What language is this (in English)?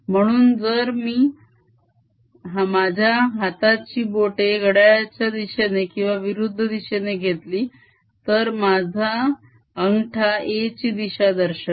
Marathi